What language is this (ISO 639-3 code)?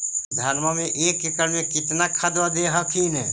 mag